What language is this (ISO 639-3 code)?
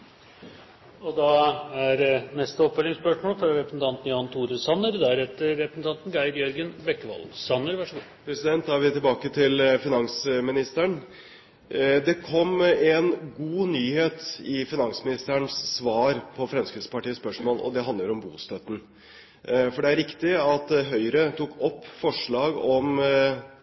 nor